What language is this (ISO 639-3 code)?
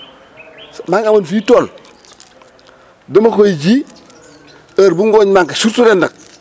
wol